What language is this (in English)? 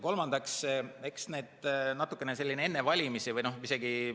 Estonian